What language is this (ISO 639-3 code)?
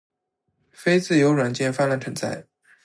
zho